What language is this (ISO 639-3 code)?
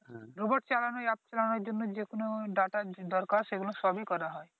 ben